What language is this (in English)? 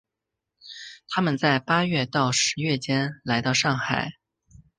Chinese